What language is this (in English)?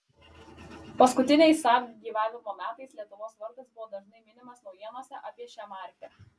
Lithuanian